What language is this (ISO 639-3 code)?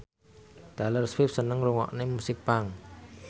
jav